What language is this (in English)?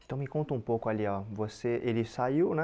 Portuguese